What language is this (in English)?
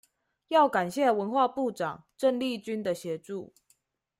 Chinese